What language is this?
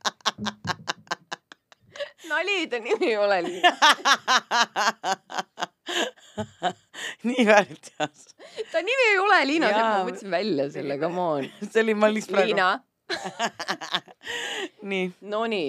Finnish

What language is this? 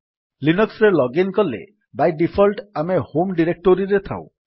Odia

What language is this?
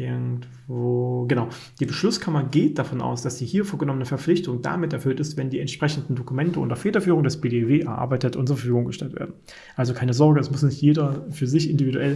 German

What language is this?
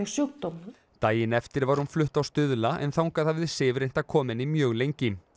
Icelandic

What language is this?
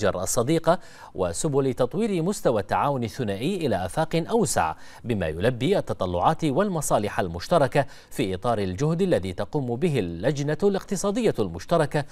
Arabic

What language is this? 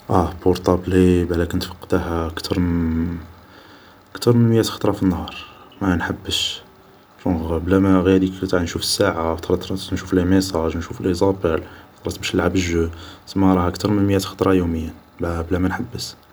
Algerian Arabic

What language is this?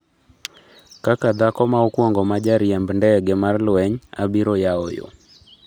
Luo (Kenya and Tanzania)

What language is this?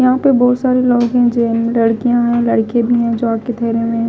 Hindi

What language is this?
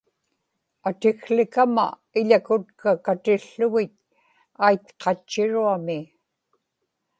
Inupiaq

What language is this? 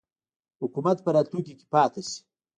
Pashto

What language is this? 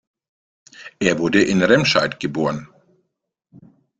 German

